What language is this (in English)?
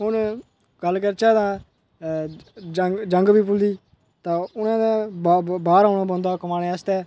Dogri